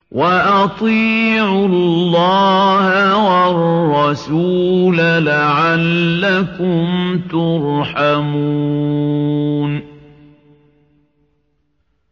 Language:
Arabic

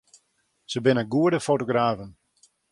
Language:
Western Frisian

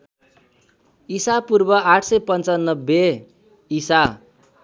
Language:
Nepali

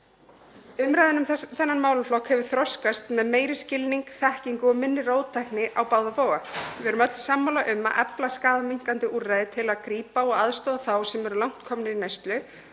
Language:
Icelandic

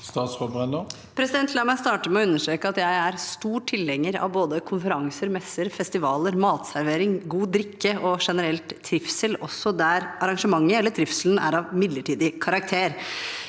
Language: Norwegian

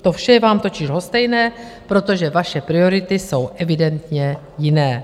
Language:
Czech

